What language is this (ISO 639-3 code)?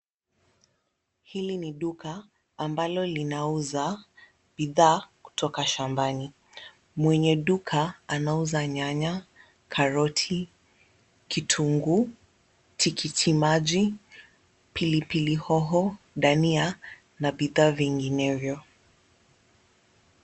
swa